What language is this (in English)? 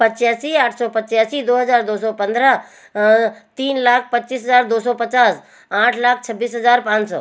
Hindi